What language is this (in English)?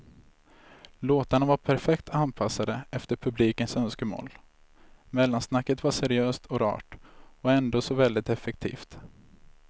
Swedish